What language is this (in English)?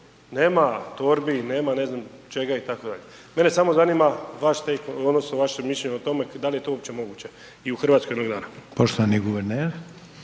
Croatian